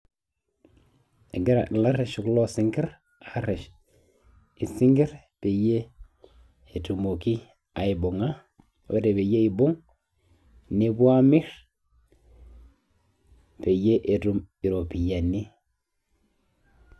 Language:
Masai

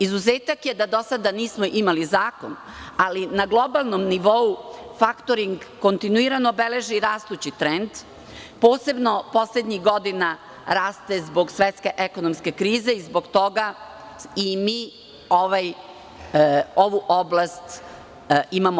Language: Serbian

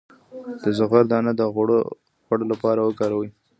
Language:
Pashto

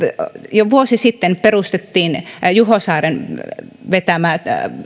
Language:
Finnish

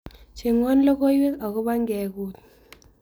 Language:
Kalenjin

